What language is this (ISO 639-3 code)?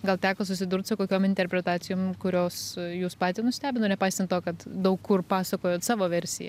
lit